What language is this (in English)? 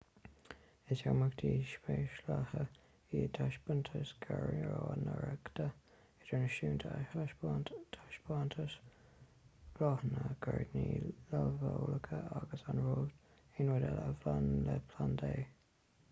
Irish